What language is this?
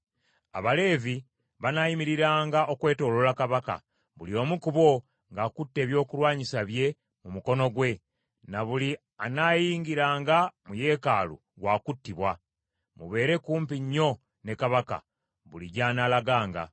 Ganda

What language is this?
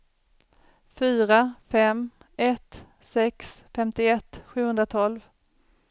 Swedish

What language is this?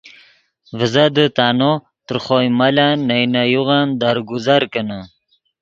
Yidgha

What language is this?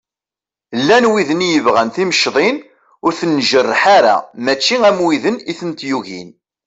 Kabyle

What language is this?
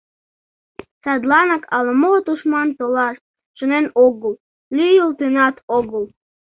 Mari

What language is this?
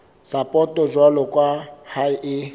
Southern Sotho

